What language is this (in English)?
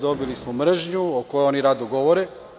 Serbian